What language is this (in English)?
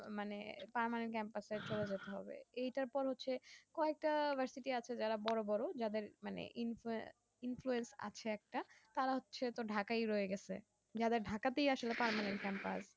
Bangla